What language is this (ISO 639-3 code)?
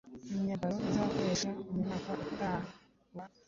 kin